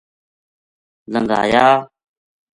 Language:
Gujari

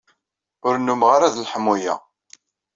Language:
Kabyle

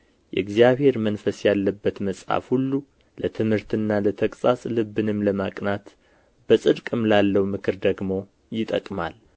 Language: Amharic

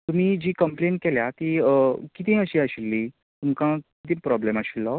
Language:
Konkani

